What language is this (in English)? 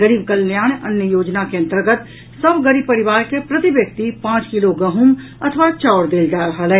Maithili